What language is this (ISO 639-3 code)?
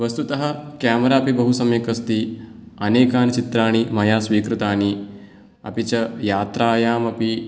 san